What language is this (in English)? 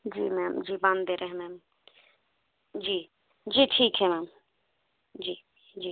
Hindi